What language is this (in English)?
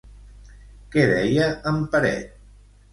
Catalan